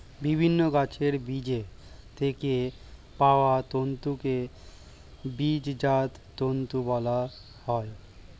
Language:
Bangla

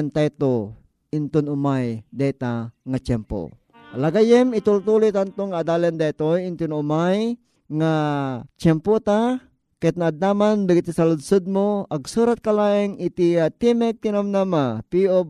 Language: Filipino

